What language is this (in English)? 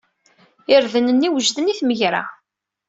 Kabyle